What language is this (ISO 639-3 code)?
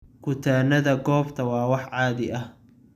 som